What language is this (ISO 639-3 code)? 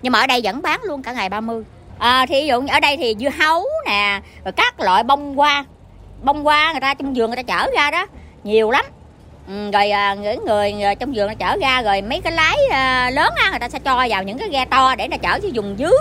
vie